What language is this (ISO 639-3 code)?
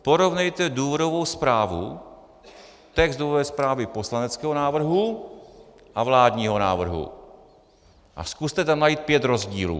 ces